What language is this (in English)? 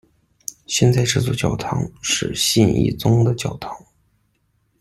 Chinese